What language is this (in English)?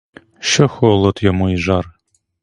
Ukrainian